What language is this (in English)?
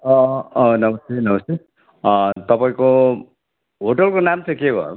Nepali